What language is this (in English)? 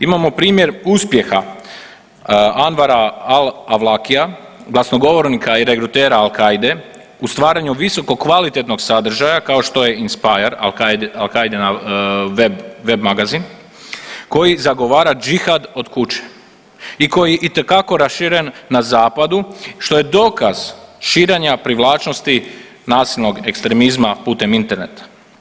Croatian